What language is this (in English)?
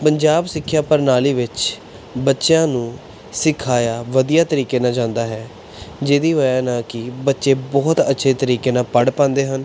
Punjabi